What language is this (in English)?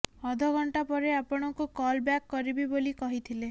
Odia